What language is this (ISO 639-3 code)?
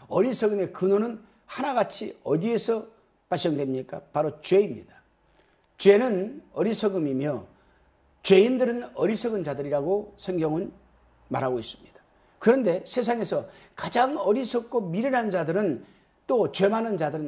kor